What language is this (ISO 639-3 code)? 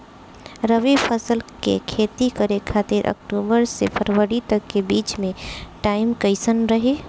bho